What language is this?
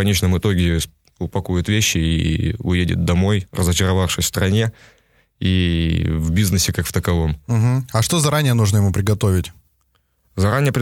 Russian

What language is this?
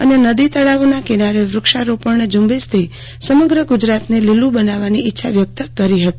Gujarati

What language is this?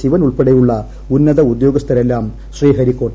Malayalam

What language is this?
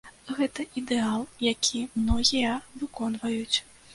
Belarusian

